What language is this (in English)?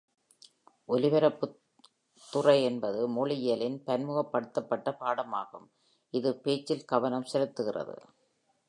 Tamil